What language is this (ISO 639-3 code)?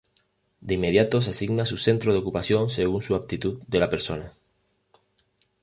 spa